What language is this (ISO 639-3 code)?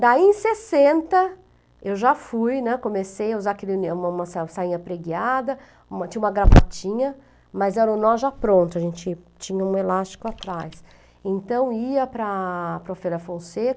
por